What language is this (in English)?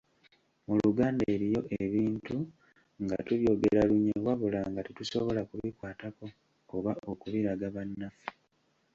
Ganda